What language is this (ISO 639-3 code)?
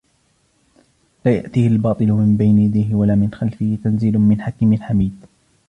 ara